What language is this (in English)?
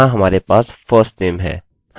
Hindi